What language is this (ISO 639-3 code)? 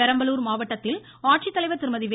tam